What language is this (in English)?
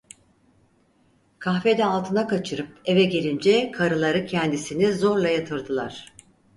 Turkish